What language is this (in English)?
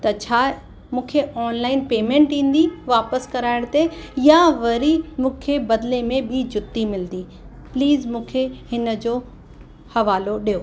Sindhi